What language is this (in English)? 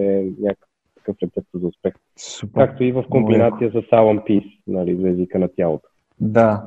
Bulgarian